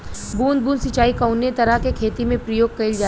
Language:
Bhojpuri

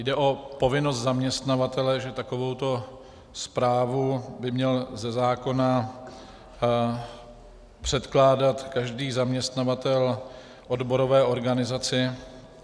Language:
Czech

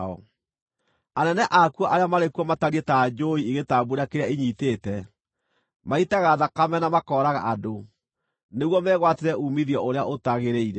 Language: Kikuyu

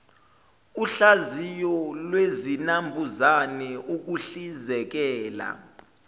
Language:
Zulu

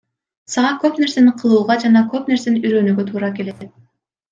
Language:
Kyrgyz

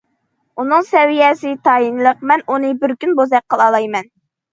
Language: Uyghur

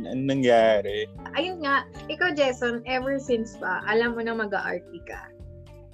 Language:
Filipino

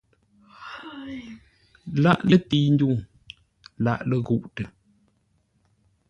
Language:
Ngombale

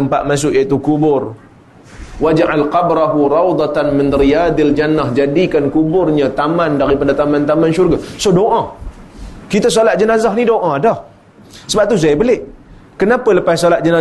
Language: Malay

